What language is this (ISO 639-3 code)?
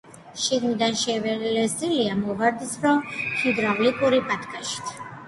kat